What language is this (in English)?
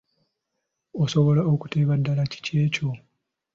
Ganda